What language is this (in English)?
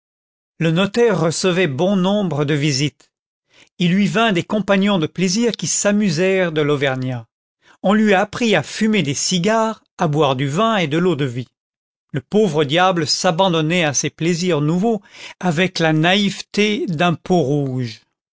French